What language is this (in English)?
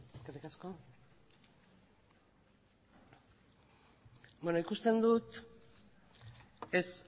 Basque